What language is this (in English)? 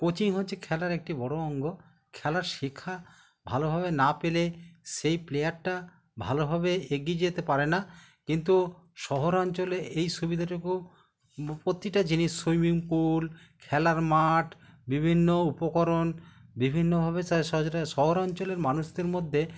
Bangla